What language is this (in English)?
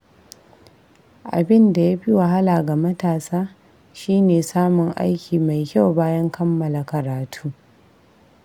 Hausa